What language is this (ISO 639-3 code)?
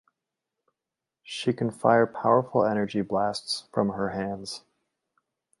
eng